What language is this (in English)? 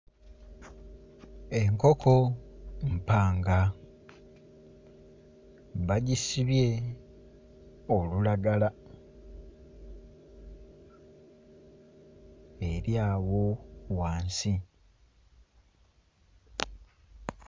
Ganda